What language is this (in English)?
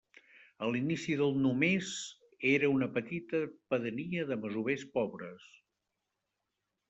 Catalan